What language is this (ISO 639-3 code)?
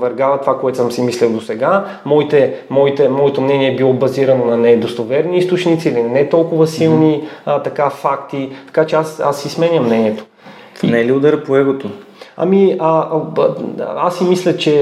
bul